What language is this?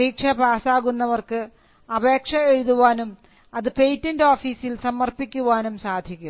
Malayalam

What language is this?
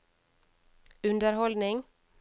Norwegian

